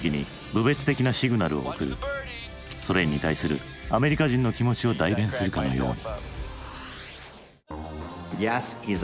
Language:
Japanese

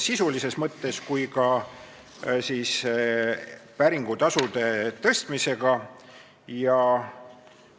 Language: Estonian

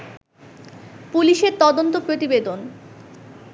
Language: Bangla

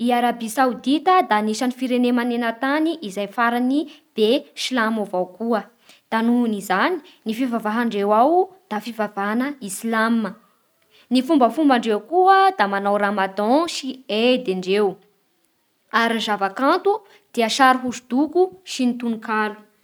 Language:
Bara Malagasy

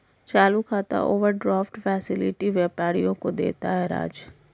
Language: Hindi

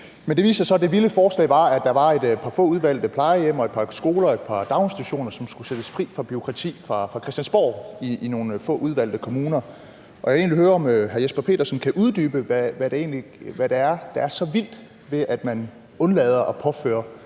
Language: Danish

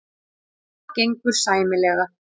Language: Icelandic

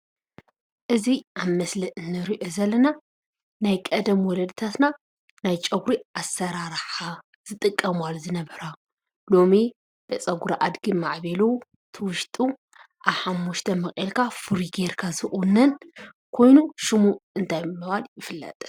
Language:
Tigrinya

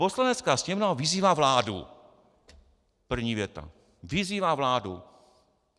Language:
Czech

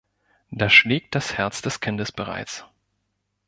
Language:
German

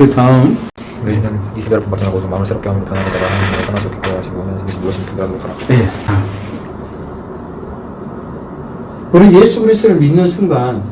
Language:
Korean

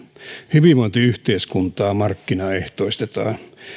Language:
Finnish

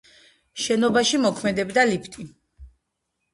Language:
Georgian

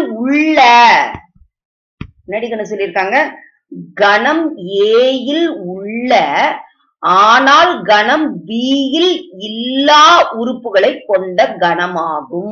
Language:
Hindi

